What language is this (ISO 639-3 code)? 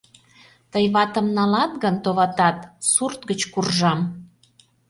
chm